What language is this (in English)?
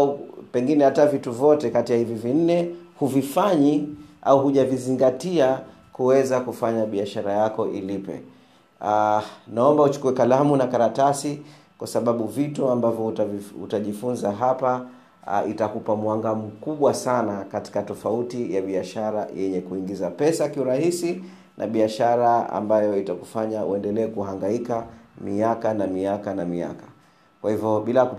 Swahili